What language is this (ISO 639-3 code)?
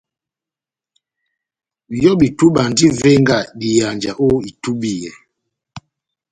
bnm